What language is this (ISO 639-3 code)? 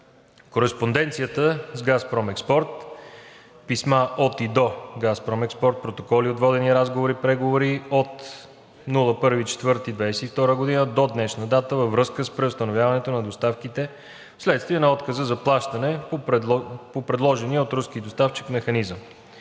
bul